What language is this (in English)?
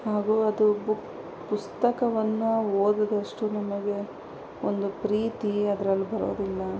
Kannada